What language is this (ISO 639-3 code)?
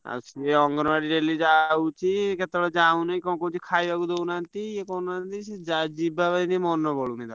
ori